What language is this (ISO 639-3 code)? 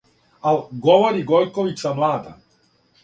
srp